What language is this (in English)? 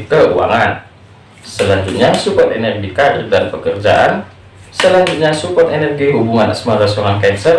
Indonesian